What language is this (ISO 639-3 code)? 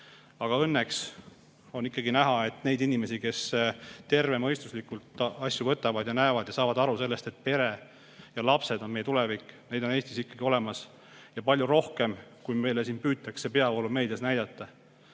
est